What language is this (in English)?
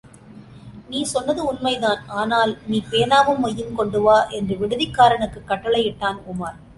Tamil